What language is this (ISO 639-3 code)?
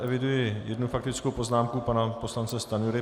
ces